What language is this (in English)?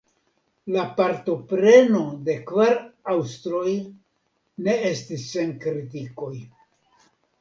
Esperanto